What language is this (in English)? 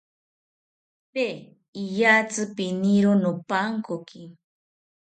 South Ucayali Ashéninka